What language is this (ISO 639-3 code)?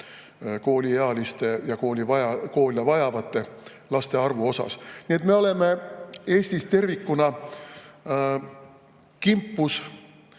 est